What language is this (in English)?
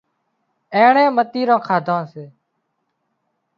Wadiyara Koli